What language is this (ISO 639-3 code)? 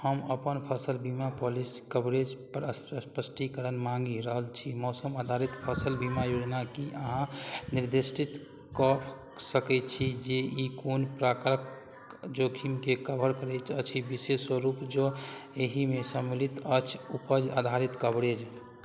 mai